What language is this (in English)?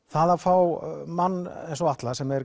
Icelandic